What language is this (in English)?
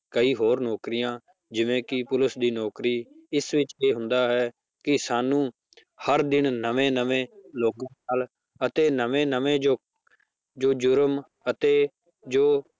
Punjabi